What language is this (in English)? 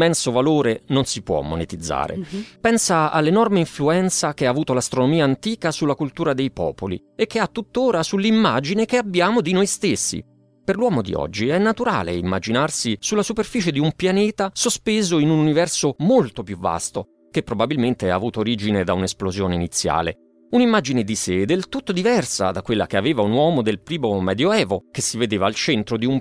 Italian